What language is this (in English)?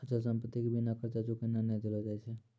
Maithili